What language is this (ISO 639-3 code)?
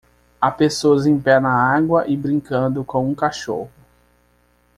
por